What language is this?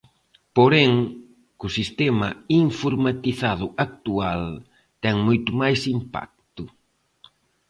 Galician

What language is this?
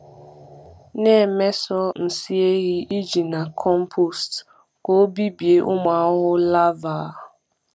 Igbo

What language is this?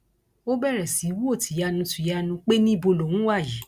Yoruba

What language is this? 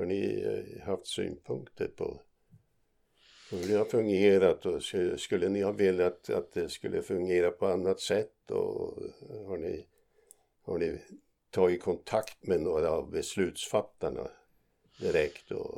Swedish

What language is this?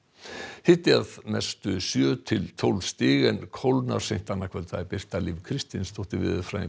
Icelandic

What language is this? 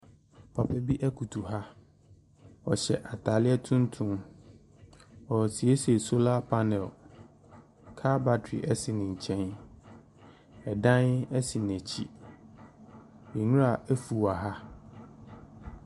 Akan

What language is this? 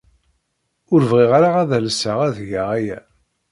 Kabyle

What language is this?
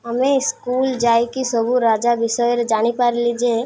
Odia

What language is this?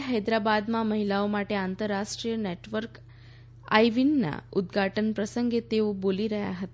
Gujarati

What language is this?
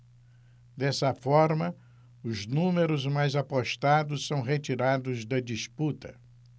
Portuguese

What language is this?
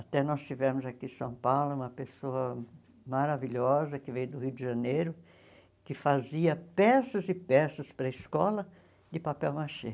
Portuguese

